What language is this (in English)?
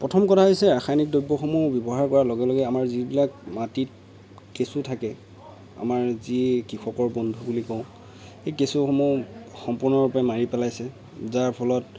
Assamese